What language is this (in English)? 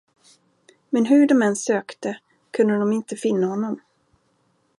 Swedish